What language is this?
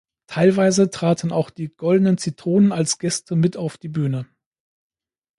German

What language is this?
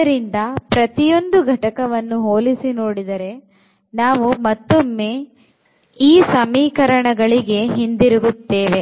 Kannada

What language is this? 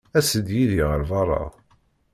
Kabyle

